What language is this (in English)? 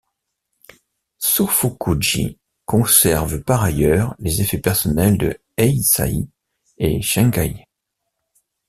French